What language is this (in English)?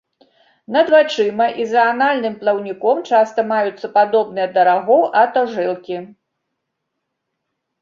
Belarusian